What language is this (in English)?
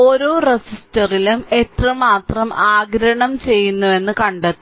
Malayalam